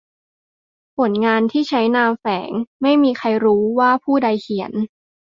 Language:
Thai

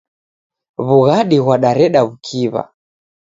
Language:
Taita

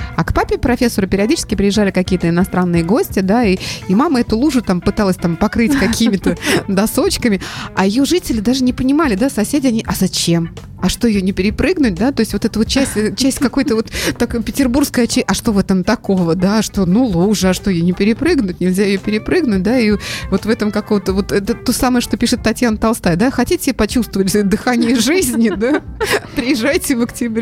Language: Russian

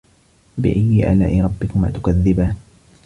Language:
Arabic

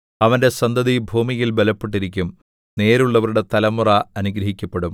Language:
Malayalam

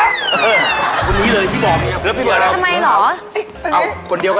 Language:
Thai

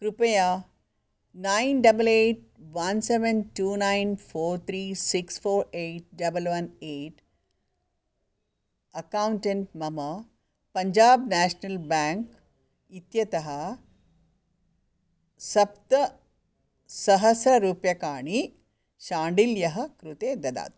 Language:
Sanskrit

